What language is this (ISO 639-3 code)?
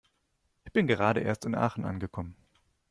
deu